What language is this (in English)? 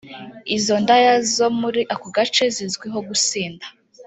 Kinyarwanda